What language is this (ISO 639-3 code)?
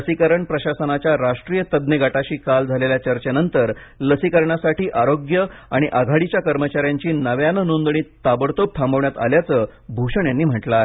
mar